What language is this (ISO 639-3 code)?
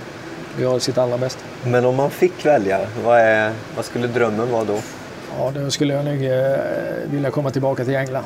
swe